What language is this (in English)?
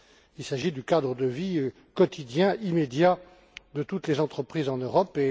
French